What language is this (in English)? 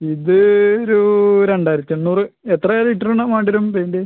Malayalam